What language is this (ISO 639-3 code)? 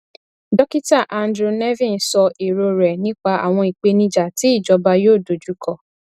yor